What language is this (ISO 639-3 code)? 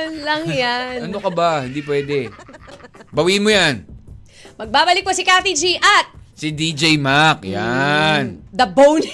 fil